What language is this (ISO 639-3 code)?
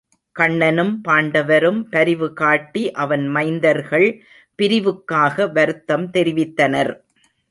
tam